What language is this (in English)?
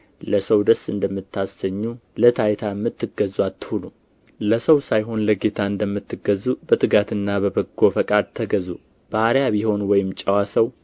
Amharic